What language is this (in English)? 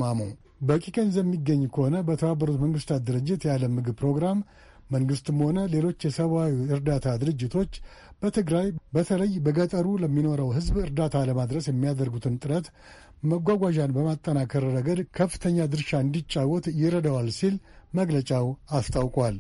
Amharic